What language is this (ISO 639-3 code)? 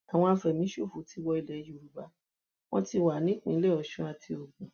yor